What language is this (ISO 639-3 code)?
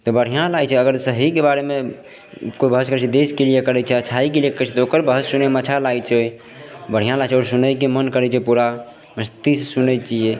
mai